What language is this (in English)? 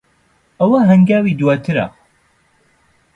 Central Kurdish